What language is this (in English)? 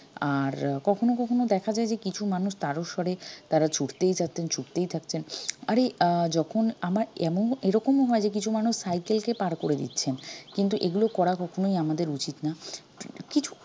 Bangla